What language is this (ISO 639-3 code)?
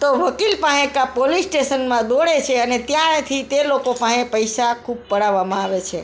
guj